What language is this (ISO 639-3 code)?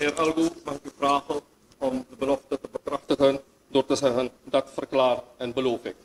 nld